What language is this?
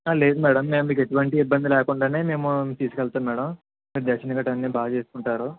Telugu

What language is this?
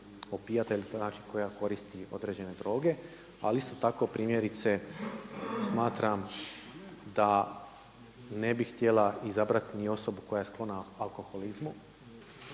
Croatian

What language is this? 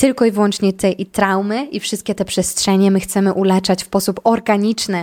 Polish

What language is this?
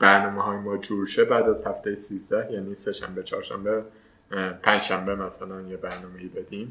Persian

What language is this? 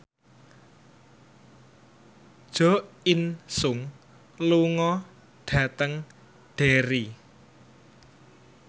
Javanese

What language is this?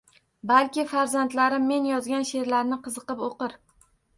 Uzbek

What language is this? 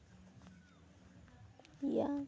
Santali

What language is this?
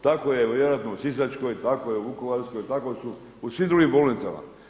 Croatian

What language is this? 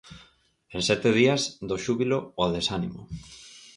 Galician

